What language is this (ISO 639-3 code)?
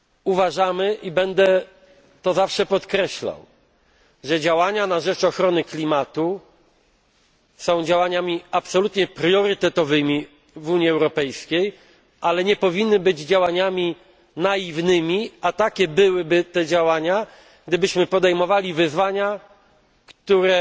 pol